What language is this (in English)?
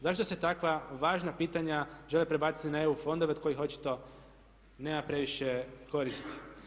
Croatian